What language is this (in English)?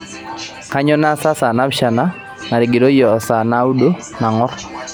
Masai